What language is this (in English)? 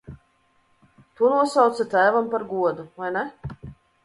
Latvian